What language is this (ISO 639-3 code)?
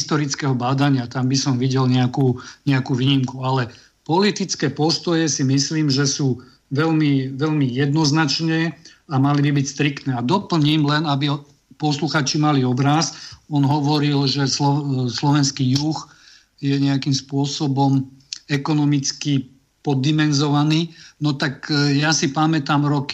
slk